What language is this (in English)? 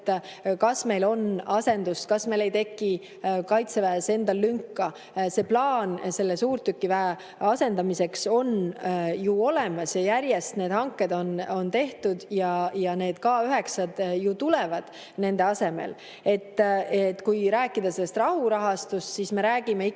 Estonian